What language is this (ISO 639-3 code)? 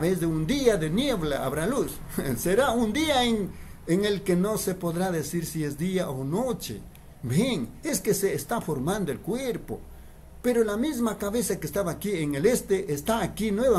spa